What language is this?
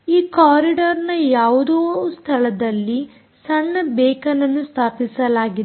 Kannada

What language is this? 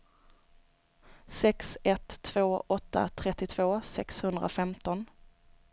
Swedish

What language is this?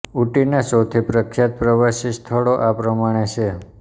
Gujarati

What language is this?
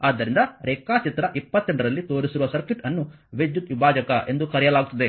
Kannada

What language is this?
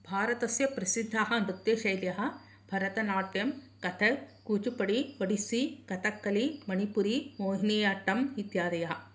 Sanskrit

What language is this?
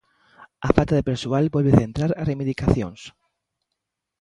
Galician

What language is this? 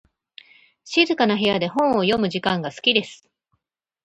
Japanese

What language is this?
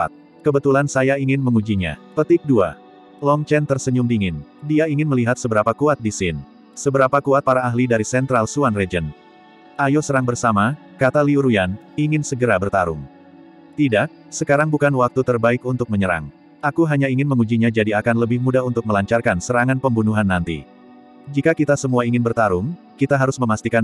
Indonesian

